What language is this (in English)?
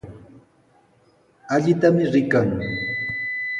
Sihuas Ancash Quechua